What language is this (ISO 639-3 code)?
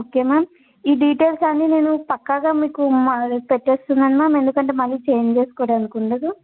tel